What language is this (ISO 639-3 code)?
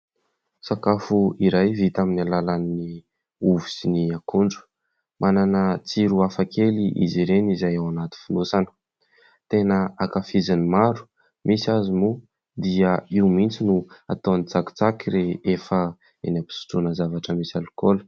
mlg